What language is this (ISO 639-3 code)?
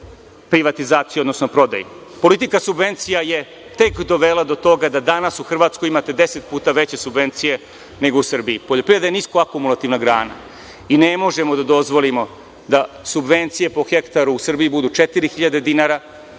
srp